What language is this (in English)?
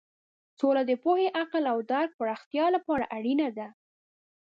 Pashto